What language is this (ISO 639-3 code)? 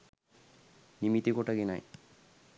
sin